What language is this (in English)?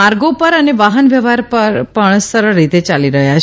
Gujarati